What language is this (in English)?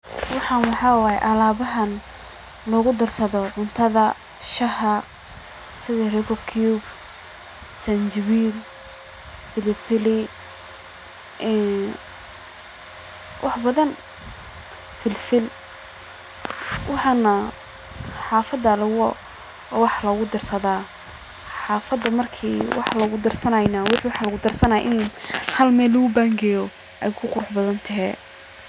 Somali